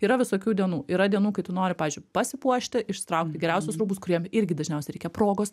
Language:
Lithuanian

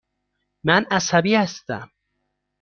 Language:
Persian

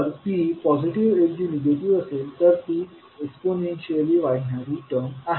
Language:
Marathi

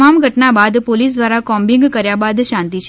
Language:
Gujarati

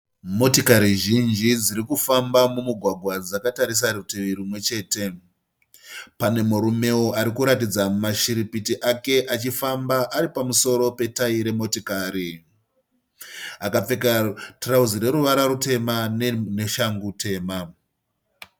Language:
Shona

